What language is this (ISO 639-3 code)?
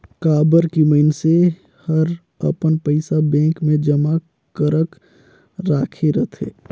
hne